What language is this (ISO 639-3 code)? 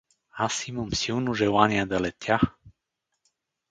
bul